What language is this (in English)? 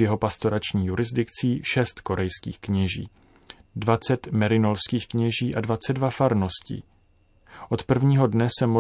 Czech